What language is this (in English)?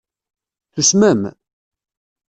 Kabyle